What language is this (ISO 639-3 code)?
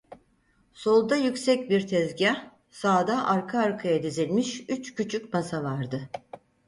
tur